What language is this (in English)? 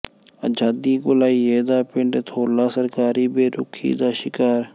Punjabi